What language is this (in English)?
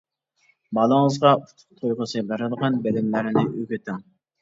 Uyghur